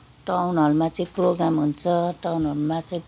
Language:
Nepali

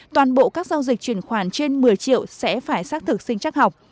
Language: Vietnamese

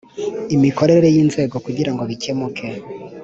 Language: Kinyarwanda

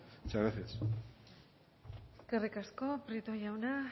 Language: Basque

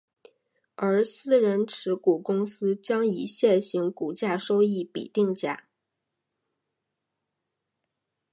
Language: Chinese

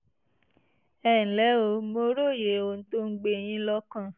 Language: Yoruba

